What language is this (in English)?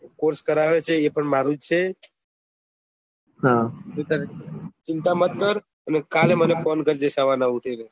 Gujarati